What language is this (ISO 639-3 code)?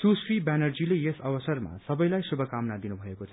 nep